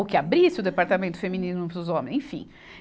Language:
Portuguese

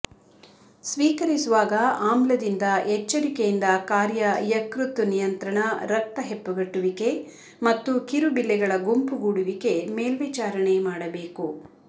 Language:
Kannada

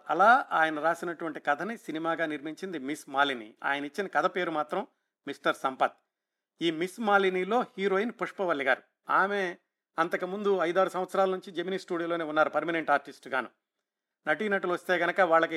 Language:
Telugu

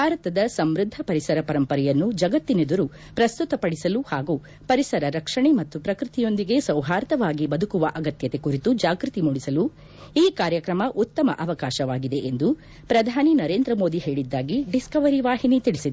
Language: Kannada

